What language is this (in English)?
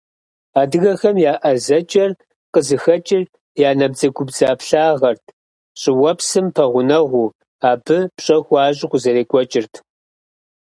Kabardian